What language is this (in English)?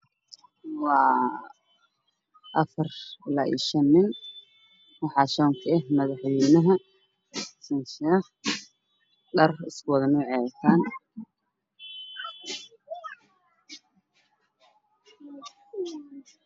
Somali